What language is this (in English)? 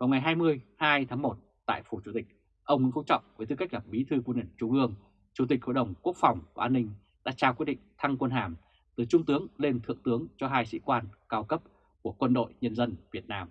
Vietnamese